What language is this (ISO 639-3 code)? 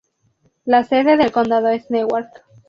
spa